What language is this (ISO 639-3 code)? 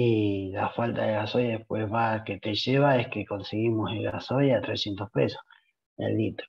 spa